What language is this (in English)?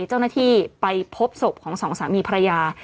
Thai